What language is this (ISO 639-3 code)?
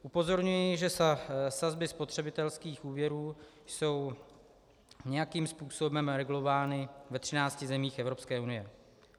ces